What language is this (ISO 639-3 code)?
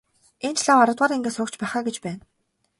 mon